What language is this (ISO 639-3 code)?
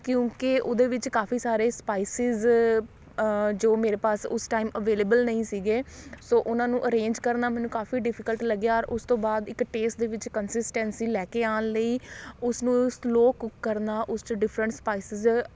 pan